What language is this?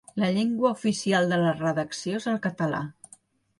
Catalan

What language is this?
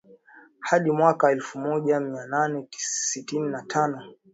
Swahili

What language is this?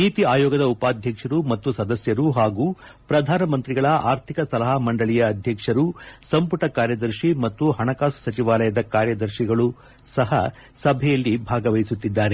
Kannada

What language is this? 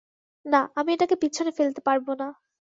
Bangla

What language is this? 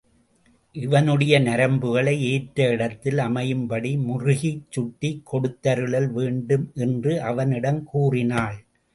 Tamil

